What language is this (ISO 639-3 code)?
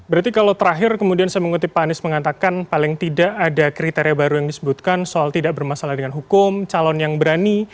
ind